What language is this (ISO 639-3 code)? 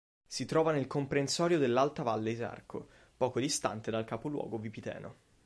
ita